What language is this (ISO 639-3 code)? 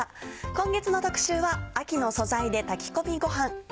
jpn